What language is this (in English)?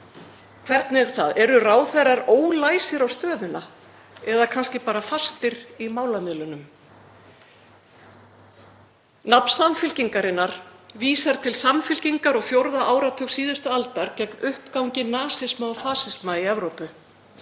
Icelandic